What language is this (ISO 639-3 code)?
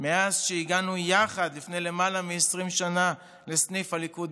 heb